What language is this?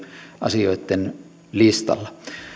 Finnish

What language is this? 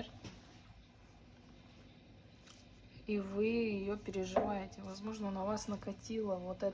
Russian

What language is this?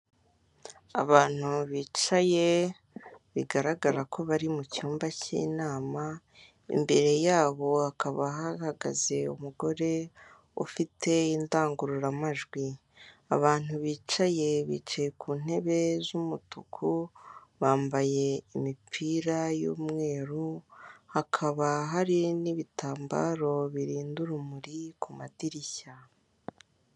Kinyarwanda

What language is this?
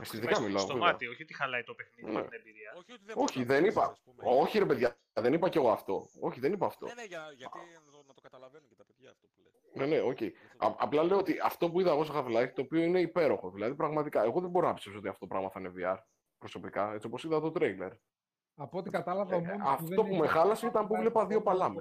Greek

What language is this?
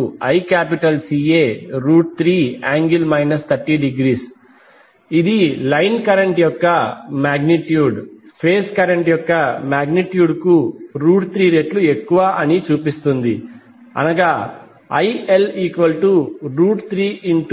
Telugu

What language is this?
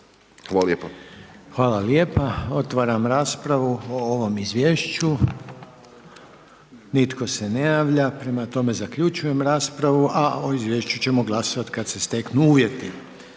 Croatian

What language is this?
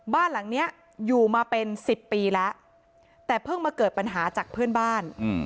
Thai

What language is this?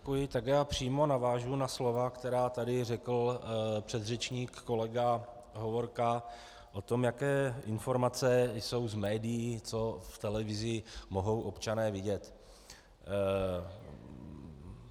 Czech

